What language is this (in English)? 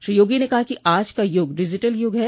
Hindi